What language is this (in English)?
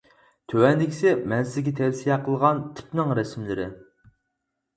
Uyghur